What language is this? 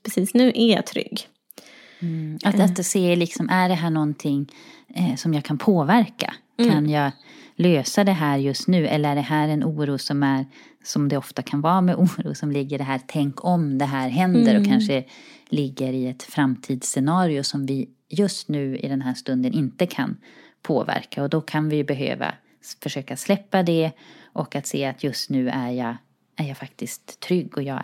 Swedish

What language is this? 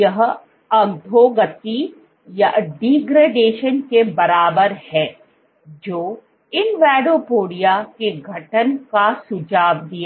Hindi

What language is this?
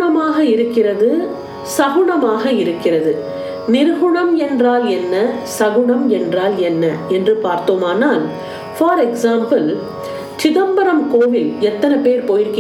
Tamil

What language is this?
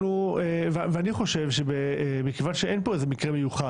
Hebrew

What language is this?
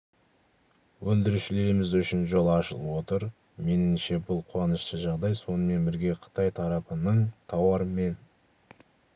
Kazakh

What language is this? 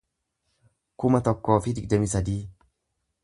Oromo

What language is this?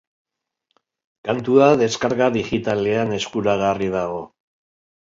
Basque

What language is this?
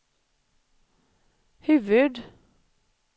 Swedish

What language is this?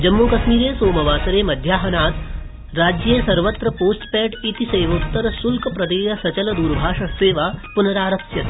Sanskrit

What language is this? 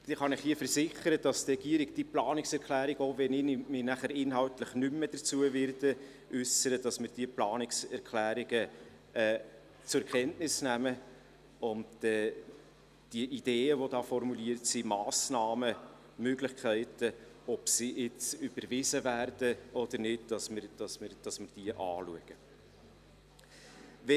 Swiss German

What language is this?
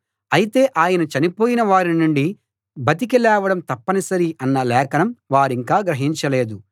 Telugu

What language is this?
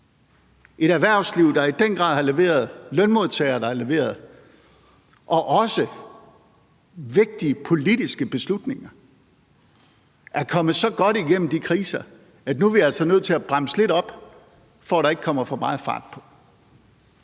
Danish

